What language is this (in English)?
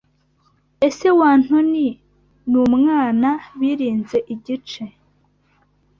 Kinyarwanda